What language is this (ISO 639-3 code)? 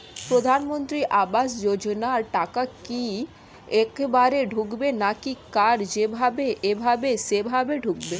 ben